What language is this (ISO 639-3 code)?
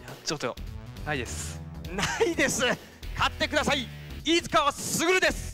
jpn